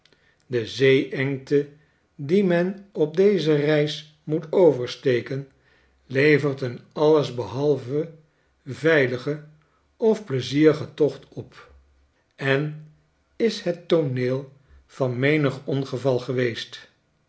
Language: Dutch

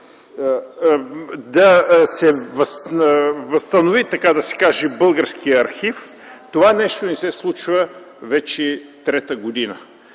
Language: Bulgarian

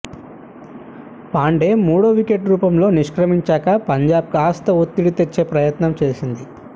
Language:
Telugu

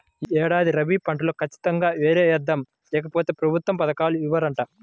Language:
Telugu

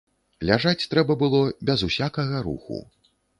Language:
Belarusian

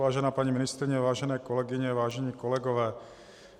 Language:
Czech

